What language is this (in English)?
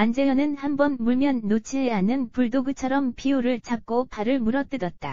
Korean